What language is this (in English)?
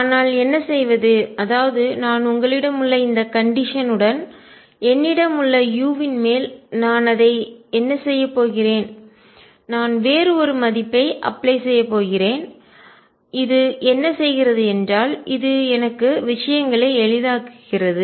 Tamil